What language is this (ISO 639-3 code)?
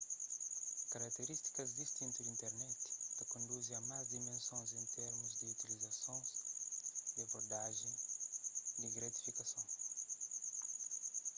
kea